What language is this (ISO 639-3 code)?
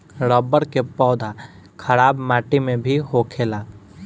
bho